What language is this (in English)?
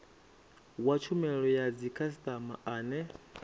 Venda